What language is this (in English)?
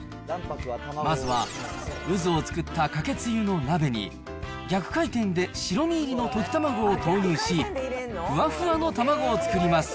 Japanese